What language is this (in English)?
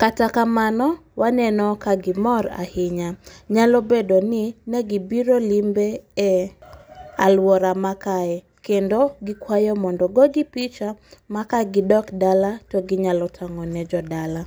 Luo (Kenya and Tanzania)